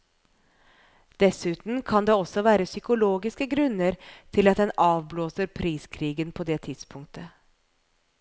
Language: Norwegian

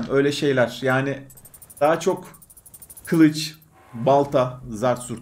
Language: Turkish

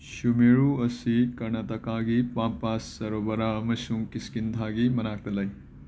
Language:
Manipuri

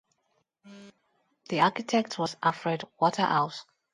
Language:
English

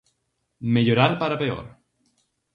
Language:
Galician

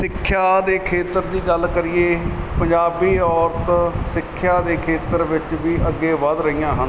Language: Punjabi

